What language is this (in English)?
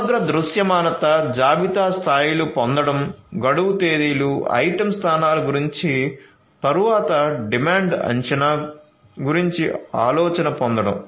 Telugu